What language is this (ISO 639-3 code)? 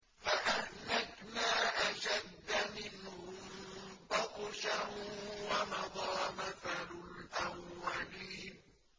ara